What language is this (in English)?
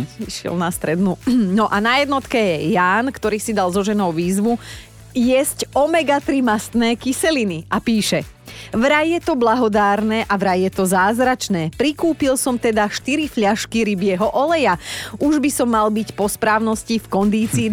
Slovak